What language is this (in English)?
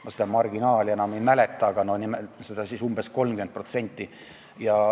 Estonian